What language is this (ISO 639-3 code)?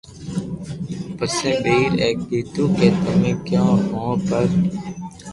lrk